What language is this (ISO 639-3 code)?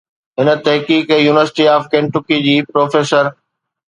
snd